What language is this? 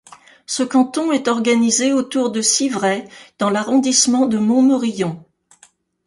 French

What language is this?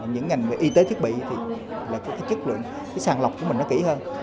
Vietnamese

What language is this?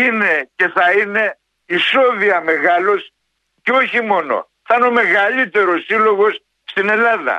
Greek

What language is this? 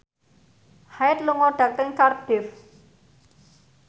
Javanese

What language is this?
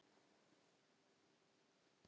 Icelandic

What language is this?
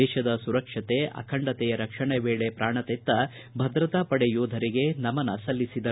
Kannada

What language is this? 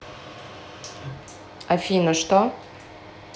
Russian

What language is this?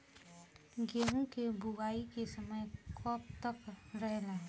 Bhojpuri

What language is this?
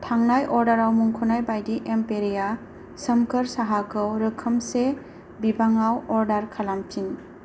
Bodo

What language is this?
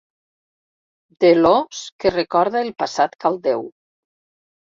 Catalan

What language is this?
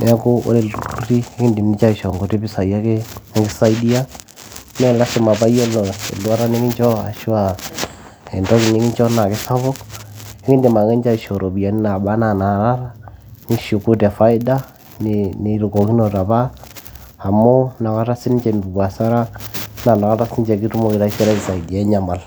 Masai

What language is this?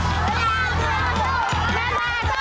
Thai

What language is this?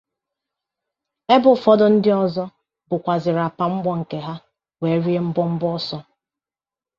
Igbo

